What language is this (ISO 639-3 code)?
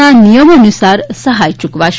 guj